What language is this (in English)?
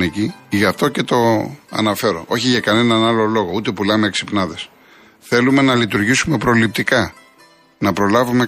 Greek